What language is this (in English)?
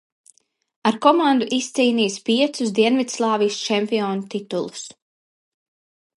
Latvian